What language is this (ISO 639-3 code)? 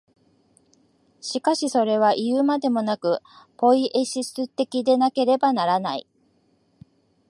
jpn